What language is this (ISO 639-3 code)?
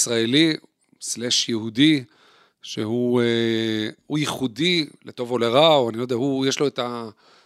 heb